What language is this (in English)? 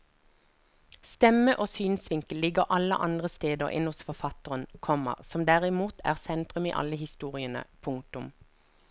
Norwegian